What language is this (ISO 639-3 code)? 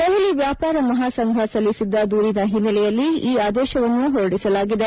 kan